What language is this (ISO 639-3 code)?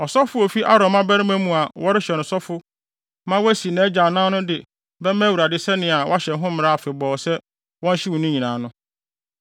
aka